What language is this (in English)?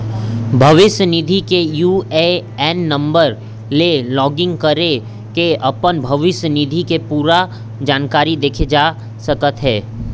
Chhattisgarhi